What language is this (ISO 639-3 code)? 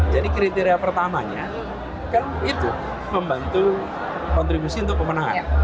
ind